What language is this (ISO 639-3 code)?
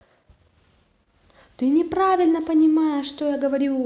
rus